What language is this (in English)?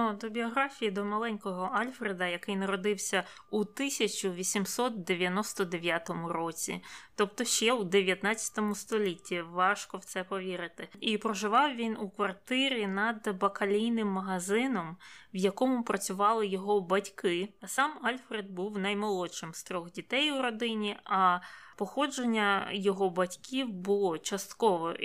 Ukrainian